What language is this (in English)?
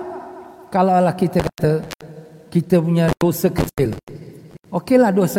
Malay